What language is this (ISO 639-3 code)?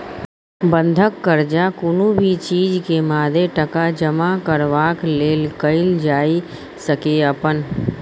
mai